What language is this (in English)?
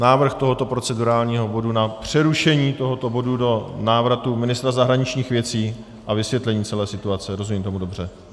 Czech